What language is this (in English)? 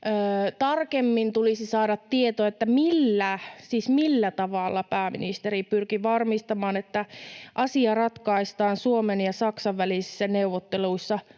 Finnish